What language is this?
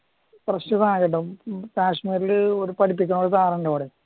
Malayalam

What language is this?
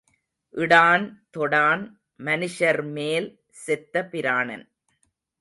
Tamil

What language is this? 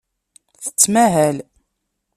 Kabyle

